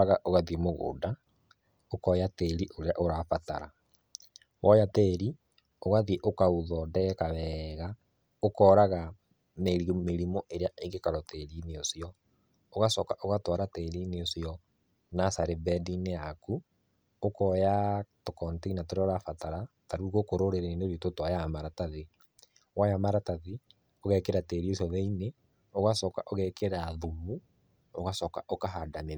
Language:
Kikuyu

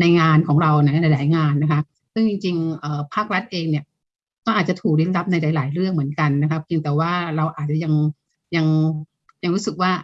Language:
Thai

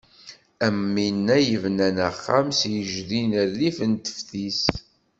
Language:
Kabyle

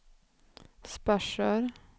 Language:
Swedish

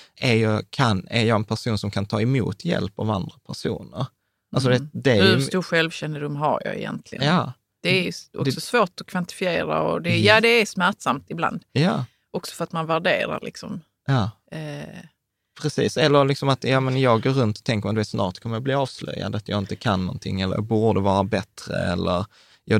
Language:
Swedish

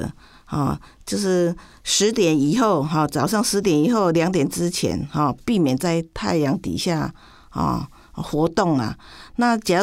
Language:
Chinese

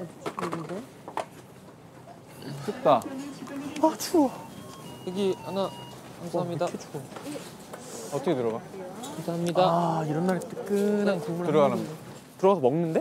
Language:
Korean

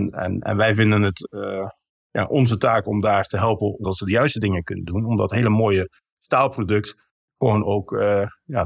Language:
Dutch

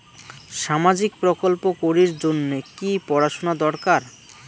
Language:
Bangla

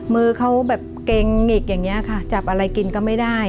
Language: Thai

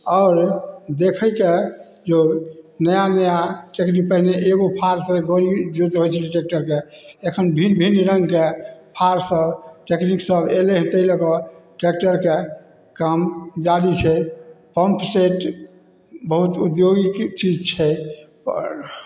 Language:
Maithili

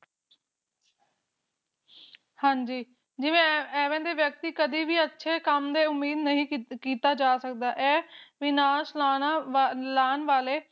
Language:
Punjabi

